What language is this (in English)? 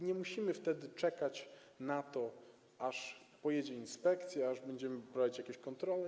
Polish